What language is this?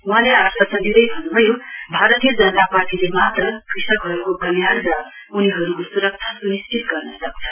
Nepali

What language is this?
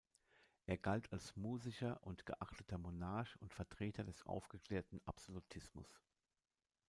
German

